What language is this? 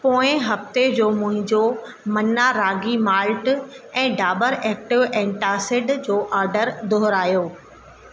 Sindhi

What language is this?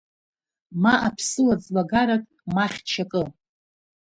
Abkhazian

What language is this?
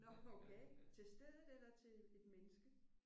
Danish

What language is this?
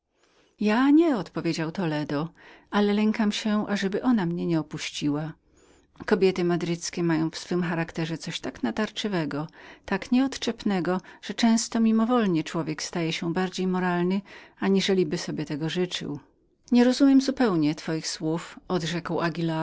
Polish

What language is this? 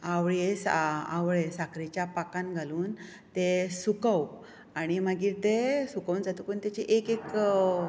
Konkani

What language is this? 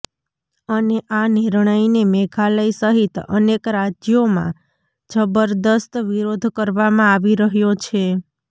Gujarati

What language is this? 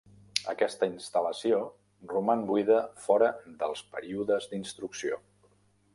Catalan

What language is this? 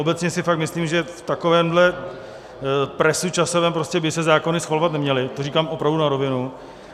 Czech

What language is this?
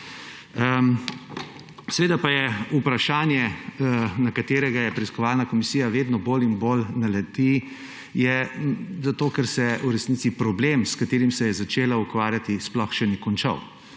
Slovenian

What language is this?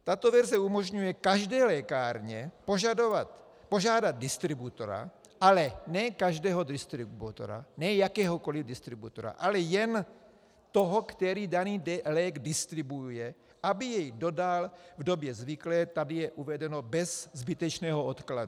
Czech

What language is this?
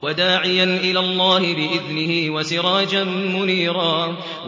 Arabic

